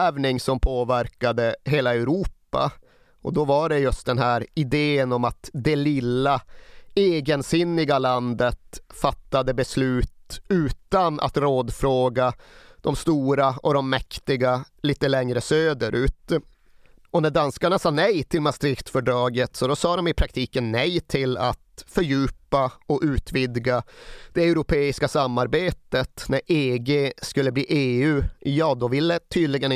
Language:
Swedish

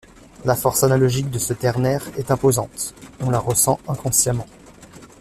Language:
French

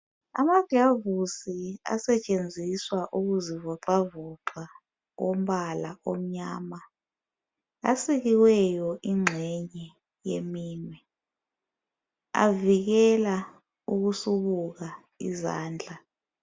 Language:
North Ndebele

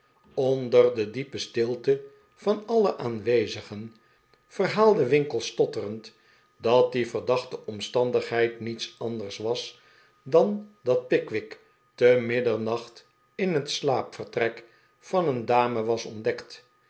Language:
Dutch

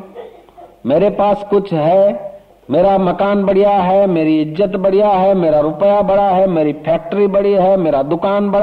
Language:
Hindi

